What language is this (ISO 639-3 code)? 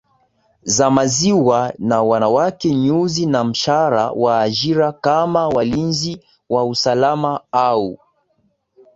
swa